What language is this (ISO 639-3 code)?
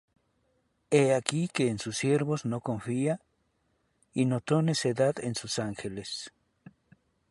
spa